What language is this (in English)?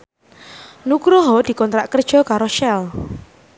Javanese